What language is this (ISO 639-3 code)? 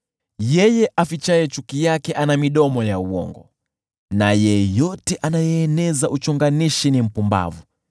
swa